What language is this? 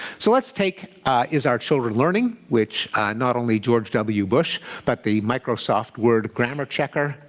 English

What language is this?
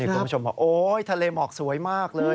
Thai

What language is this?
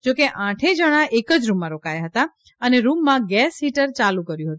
Gujarati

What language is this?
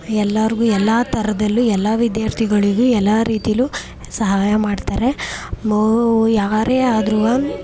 Kannada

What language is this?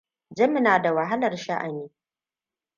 Hausa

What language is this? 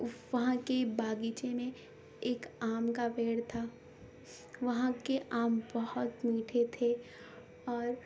Urdu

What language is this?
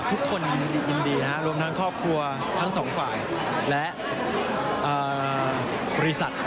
Thai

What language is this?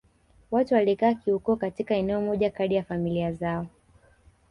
Swahili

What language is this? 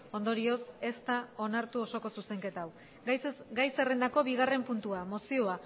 Basque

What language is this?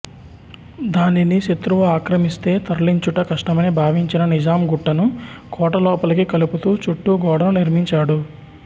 Telugu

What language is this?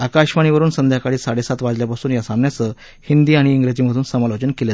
Marathi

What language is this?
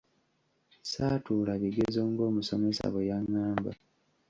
Ganda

